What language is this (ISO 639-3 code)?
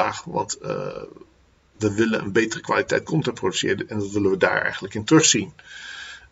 nld